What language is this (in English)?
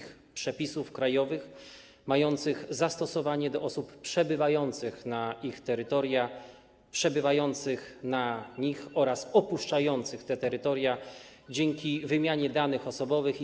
Polish